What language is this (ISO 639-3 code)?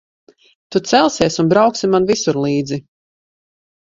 lav